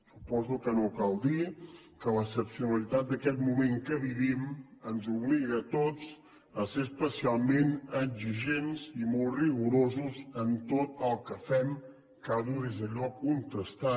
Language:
Catalan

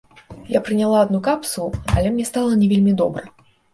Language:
Belarusian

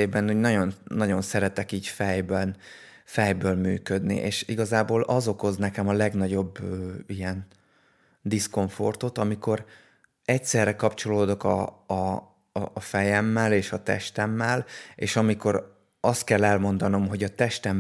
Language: Hungarian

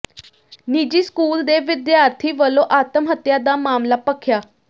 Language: Punjabi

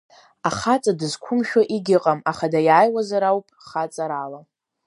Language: Abkhazian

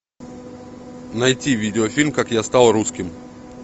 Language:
Russian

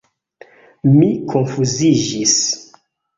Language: Esperanto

